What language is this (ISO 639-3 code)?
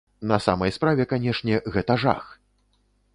bel